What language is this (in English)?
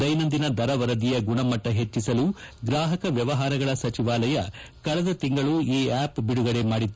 Kannada